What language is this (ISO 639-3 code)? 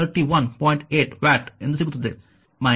kan